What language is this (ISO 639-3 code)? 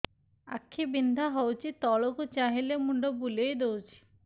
ori